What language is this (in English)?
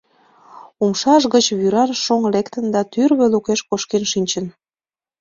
Mari